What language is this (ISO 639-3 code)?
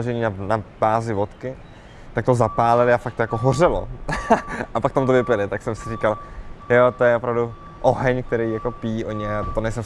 ces